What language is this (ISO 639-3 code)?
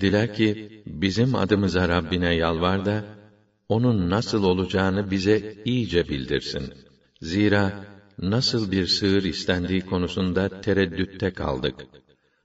tur